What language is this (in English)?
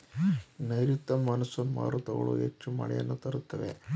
Kannada